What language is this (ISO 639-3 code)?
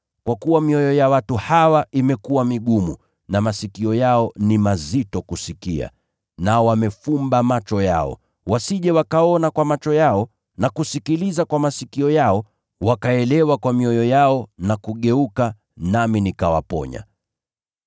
swa